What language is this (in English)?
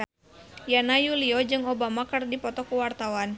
Sundanese